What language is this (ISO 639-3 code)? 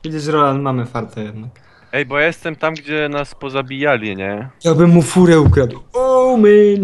pol